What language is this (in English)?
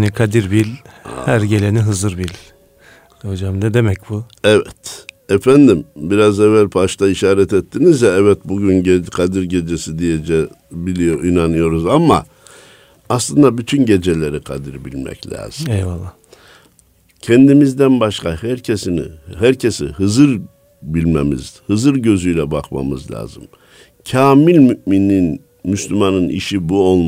Turkish